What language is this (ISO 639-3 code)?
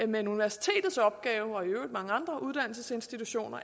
dan